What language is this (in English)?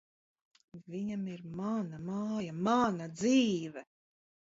Latvian